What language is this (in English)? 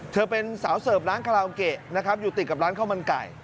Thai